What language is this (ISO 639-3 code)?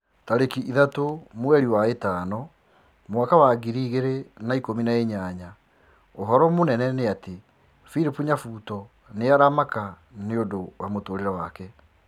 kik